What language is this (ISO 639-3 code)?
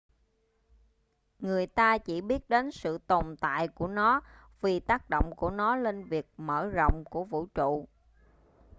vie